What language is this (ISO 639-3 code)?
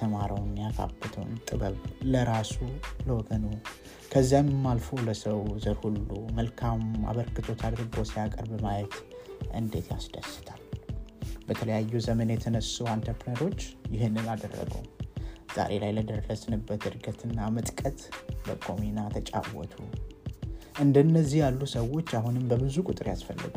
amh